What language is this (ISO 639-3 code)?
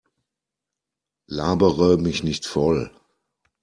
deu